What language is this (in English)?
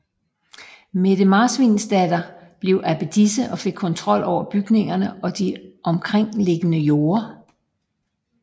Danish